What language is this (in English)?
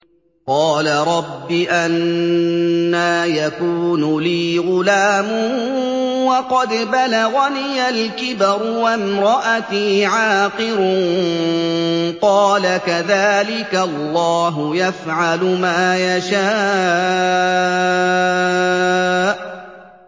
Arabic